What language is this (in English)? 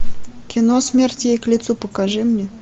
Russian